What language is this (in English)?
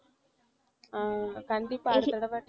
Tamil